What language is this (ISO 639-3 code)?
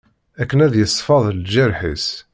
kab